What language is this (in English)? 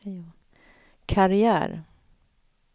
Swedish